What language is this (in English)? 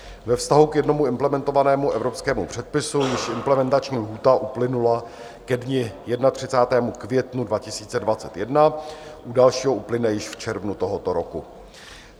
Czech